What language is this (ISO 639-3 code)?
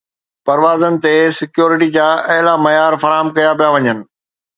snd